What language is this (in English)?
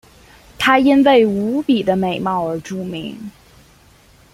Chinese